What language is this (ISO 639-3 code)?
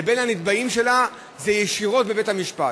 heb